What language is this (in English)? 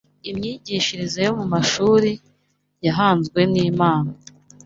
Kinyarwanda